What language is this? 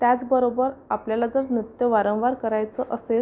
Marathi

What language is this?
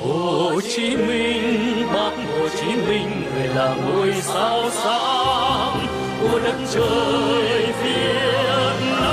Vietnamese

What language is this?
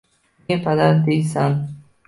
Uzbek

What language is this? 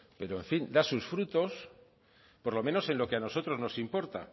Spanish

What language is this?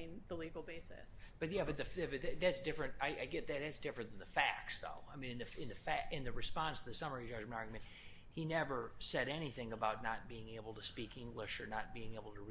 English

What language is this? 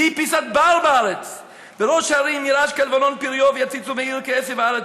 Hebrew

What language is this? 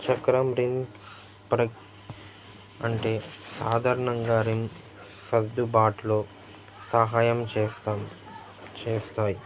Telugu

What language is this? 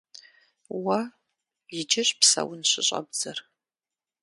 Kabardian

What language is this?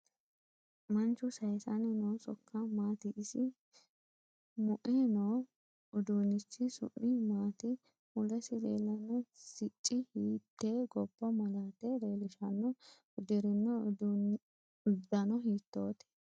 Sidamo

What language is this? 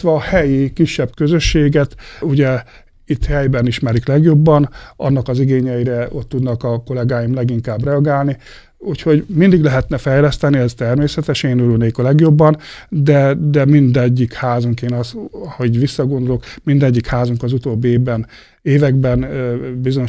Hungarian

